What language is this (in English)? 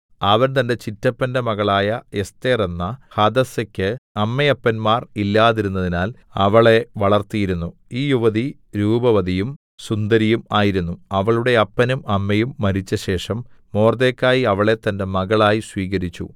Malayalam